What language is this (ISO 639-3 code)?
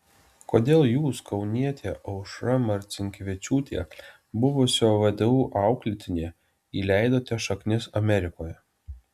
lit